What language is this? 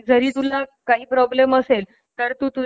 Marathi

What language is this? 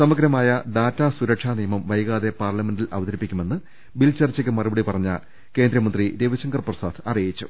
Malayalam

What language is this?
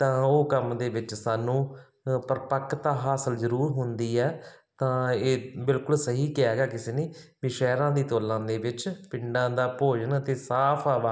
Punjabi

